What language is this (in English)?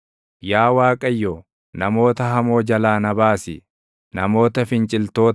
Oromo